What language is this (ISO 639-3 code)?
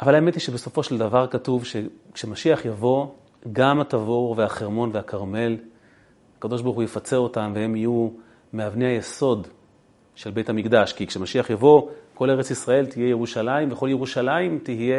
heb